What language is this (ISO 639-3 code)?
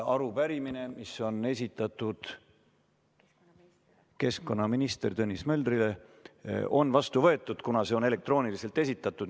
est